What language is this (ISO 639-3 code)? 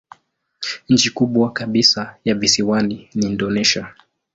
swa